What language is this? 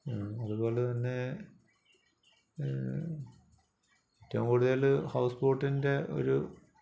Malayalam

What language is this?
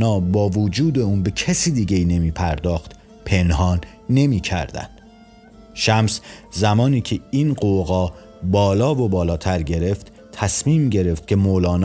Persian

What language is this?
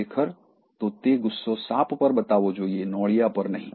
Gujarati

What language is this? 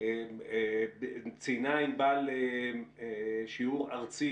Hebrew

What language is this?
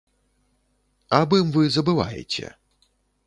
Belarusian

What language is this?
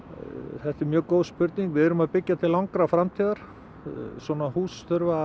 Icelandic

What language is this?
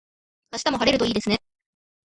Japanese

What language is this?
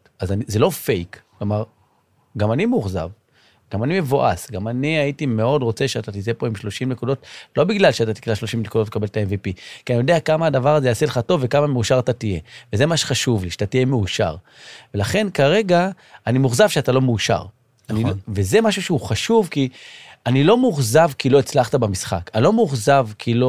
Hebrew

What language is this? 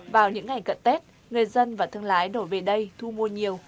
Vietnamese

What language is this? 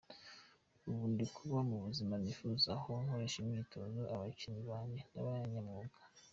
Kinyarwanda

